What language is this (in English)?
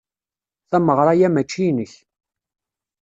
Kabyle